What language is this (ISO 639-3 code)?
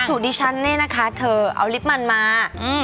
tha